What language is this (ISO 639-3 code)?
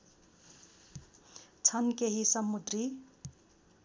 nep